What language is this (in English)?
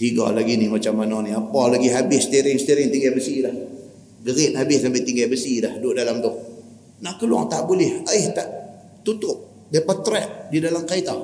Malay